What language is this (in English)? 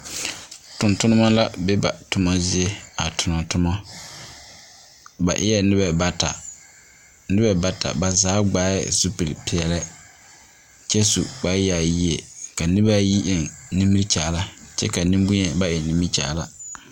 Southern Dagaare